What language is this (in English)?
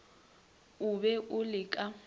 Northern Sotho